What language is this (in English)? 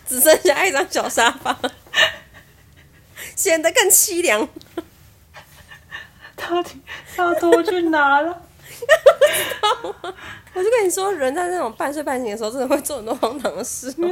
Chinese